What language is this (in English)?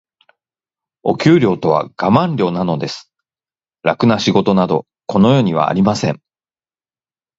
Japanese